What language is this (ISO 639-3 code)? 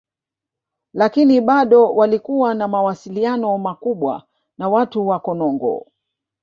swa